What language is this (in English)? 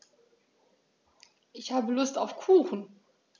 German